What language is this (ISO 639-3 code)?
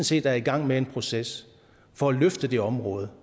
dan